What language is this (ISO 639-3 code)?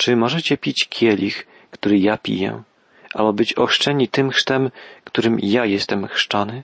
pol